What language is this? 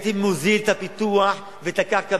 Hebrew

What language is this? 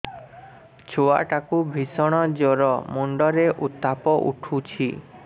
Odia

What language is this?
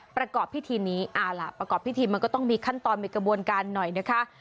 Thai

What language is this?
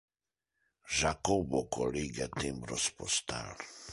Interlingua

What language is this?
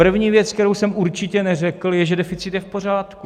Czech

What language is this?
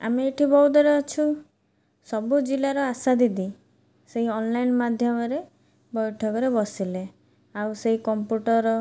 Odia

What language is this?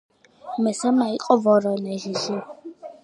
Georgian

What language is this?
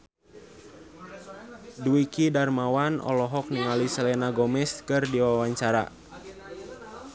Sundanese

